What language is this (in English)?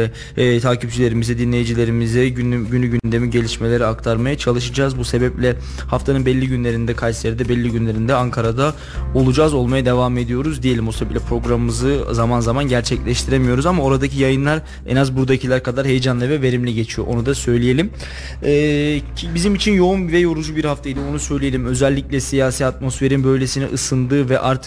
Turkish